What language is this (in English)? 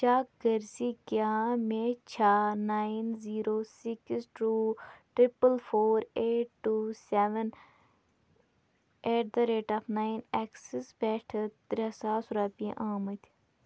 Kashmiri